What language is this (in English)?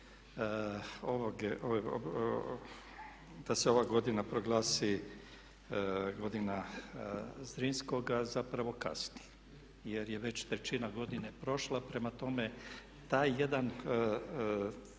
Croatian